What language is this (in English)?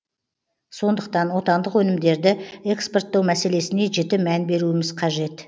Kazakh